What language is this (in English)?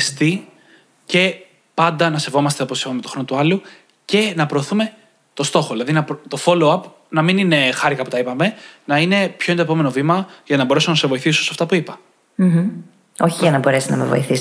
Greek